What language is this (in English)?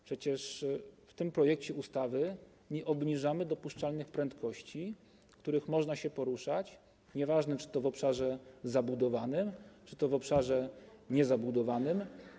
Polish